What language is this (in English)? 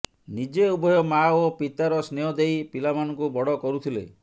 Odia